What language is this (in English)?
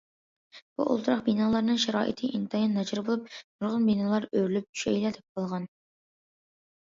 Uyghur